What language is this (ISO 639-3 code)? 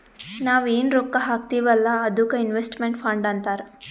kan